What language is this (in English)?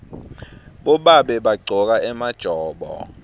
Swati